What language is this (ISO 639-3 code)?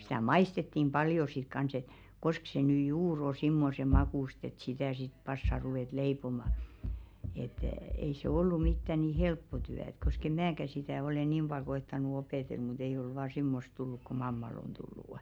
fin